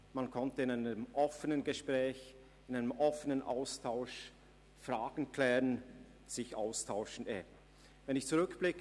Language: Swiss German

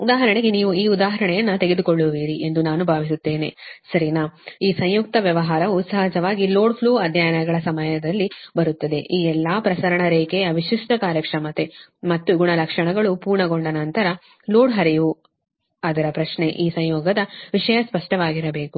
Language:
Kannada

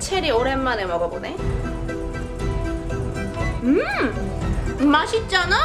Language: Korean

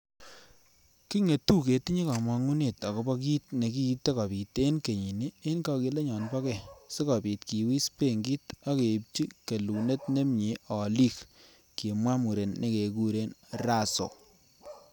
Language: Kalenjin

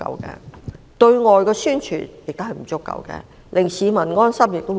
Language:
Cantonese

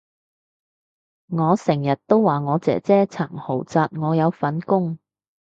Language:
Cantonese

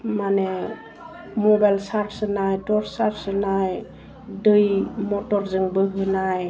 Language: Bodo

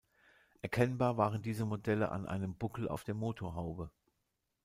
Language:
German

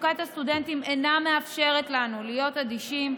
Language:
Hebrew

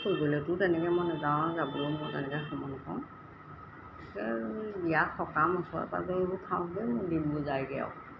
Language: Assamese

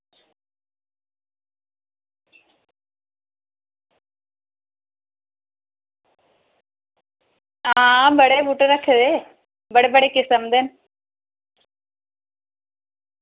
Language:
Dogri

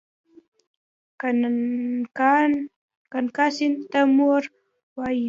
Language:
Pashto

